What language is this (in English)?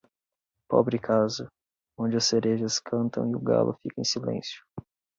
Portuguese